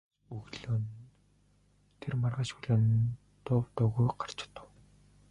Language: Mongolian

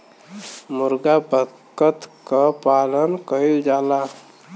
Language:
Bhojpuri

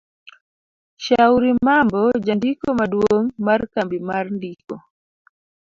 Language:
Luo (Kenya and Tanzania)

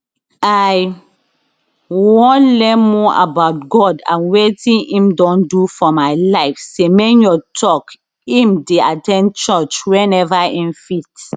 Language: Nigerian Pidgin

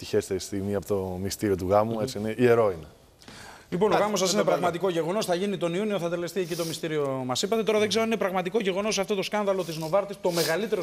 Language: Greek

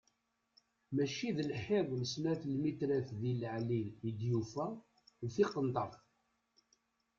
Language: Kabyle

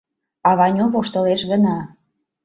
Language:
Mari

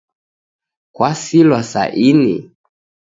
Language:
Taita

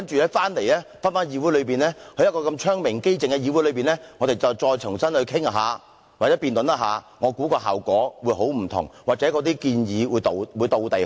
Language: Cantonese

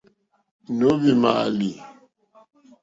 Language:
Mokpwe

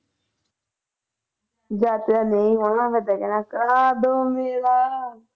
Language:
Punjabi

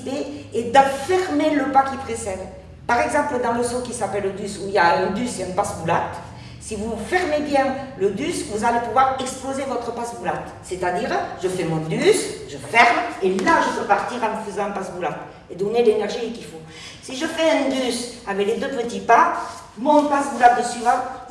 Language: French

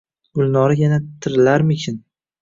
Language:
Uzbek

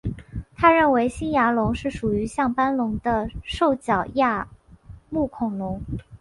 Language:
Chinese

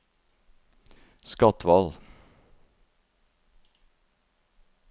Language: Norwegian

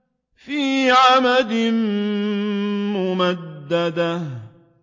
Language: Arabic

